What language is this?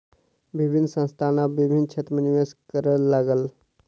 Maithili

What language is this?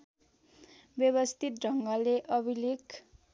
Nepali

